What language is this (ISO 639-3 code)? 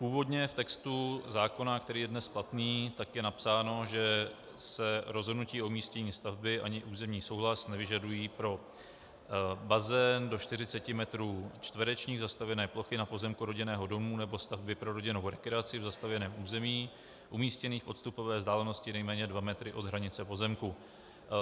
ces